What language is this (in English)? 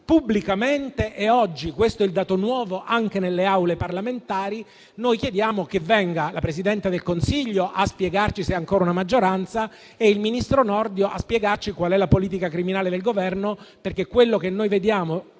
Italian